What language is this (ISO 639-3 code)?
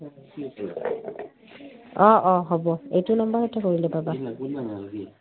asm